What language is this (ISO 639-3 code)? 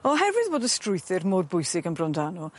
cym